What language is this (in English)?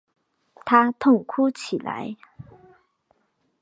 Chinese